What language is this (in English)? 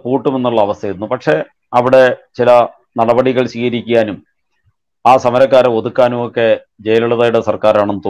Arabic